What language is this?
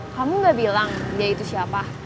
Indonesian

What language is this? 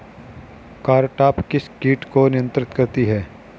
Hindi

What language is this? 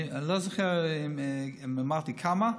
Hebrew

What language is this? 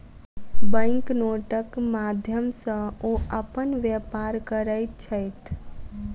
Maithili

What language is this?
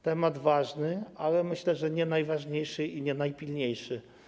Polish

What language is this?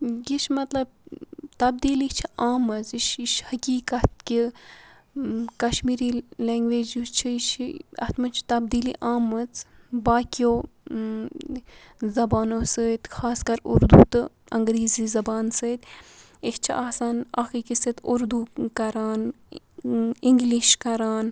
Kashmiri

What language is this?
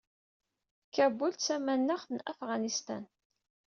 Kabyle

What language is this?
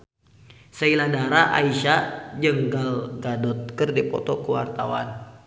Sundanese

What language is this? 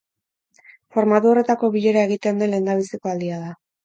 Basque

